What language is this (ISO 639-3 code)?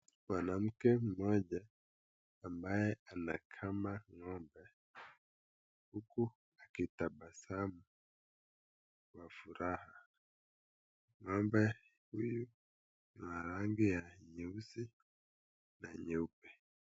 swa